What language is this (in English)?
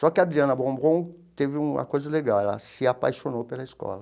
Portuguese